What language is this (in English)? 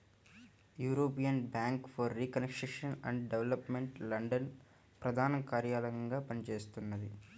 Telugu